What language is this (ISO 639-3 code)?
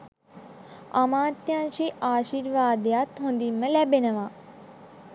sin